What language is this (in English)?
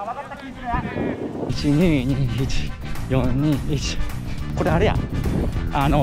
Japanese